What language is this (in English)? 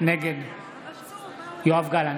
Hebrew